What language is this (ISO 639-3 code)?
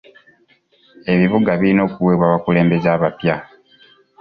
lug